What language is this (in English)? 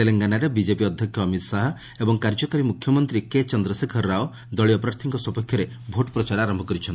Odia